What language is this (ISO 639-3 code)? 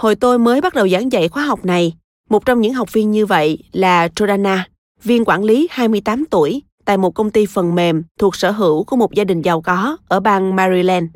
vie